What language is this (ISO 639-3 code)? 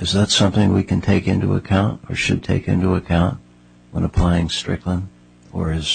eng